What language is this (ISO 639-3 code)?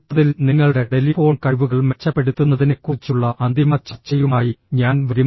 mal